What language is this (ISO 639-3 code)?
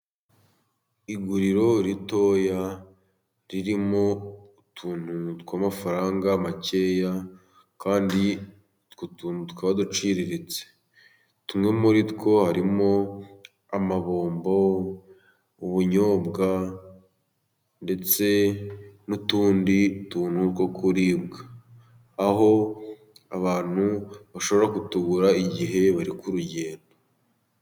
kin